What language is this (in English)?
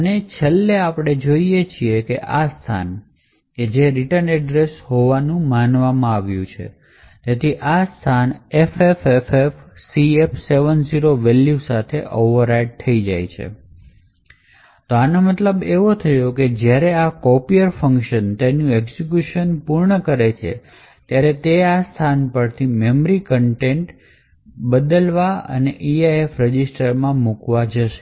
Gujarati